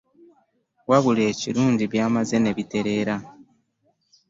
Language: Ganda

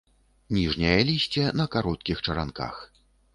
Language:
Belarusian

